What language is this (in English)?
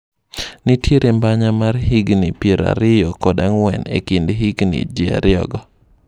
Luo (Kenya and Tanzania)